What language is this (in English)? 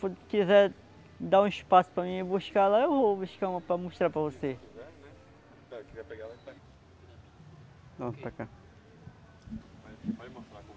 Portuguese